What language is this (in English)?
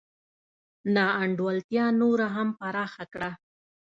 Pashto